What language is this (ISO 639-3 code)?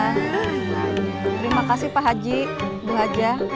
ind